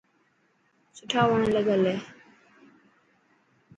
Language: Dhatki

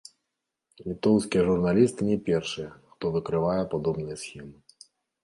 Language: Belarusian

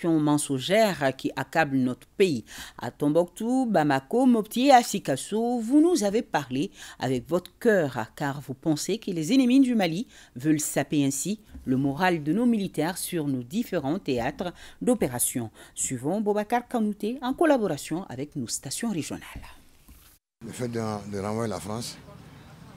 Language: French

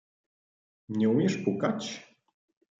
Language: Polish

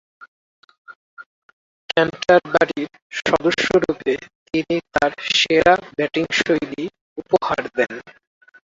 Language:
Bangla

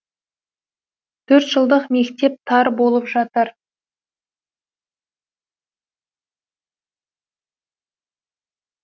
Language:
Kazakh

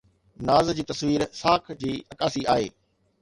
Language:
Sindhi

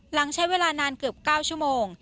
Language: Thai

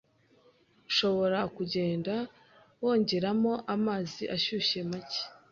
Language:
Kinyarwanda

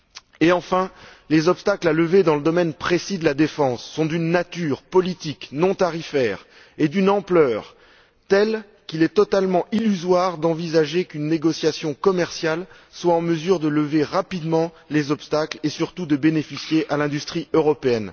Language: French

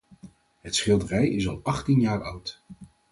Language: Dutch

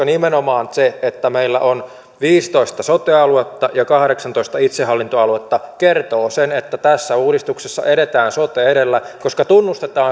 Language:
Finnish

